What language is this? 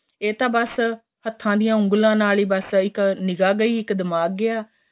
Punjabi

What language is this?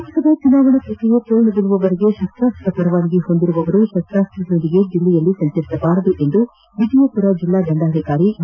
Kannada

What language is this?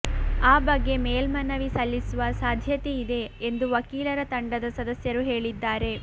Kannada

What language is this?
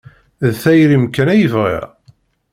Kabyle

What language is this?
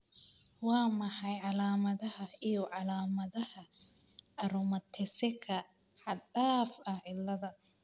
Somali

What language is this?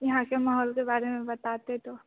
Hindi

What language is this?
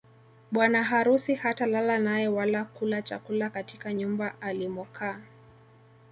Swahili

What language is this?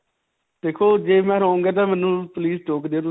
Punjabi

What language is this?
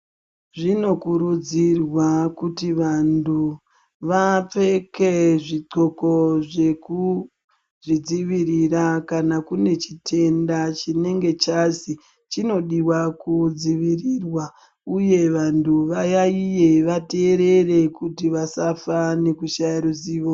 Ndau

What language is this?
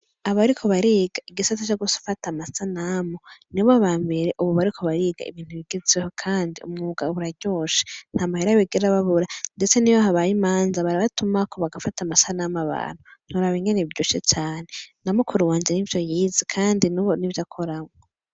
Rundi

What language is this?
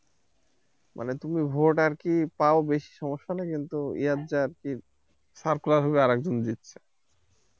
Bangla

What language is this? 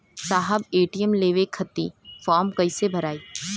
Bhojpuri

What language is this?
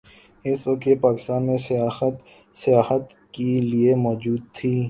Urdu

